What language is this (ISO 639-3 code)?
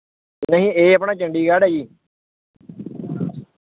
pan